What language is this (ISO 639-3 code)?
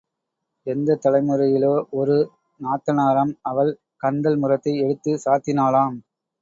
tam